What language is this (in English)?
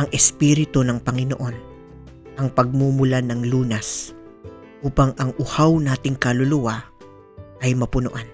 Filipino